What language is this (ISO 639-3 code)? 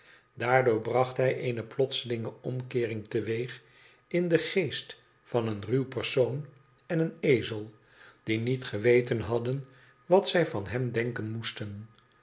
nld